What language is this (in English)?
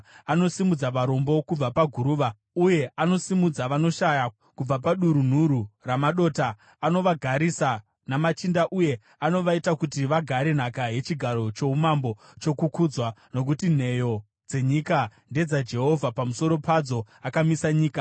Shona